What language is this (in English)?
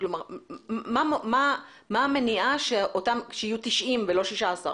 Hebrew